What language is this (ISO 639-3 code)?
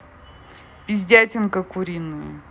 rus